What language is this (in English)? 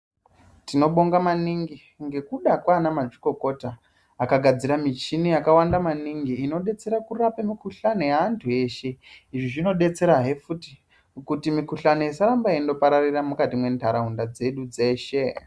Ndau